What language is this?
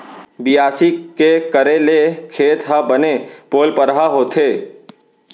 Chhattisgarhi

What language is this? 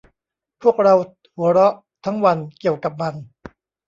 Thai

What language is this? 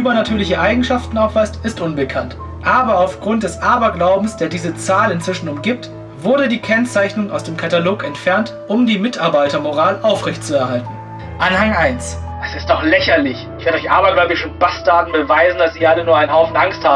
German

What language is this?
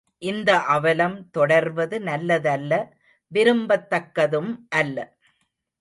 Tamil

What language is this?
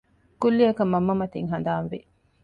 Divehi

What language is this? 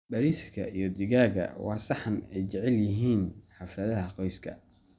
Somali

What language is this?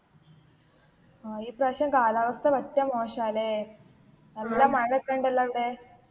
Malayalam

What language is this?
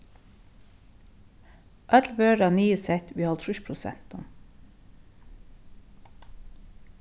Faroese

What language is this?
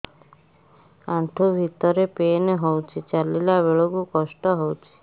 Odia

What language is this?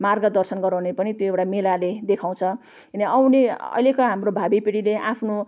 Nepali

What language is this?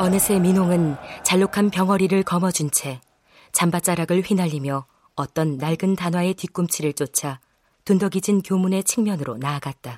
Korean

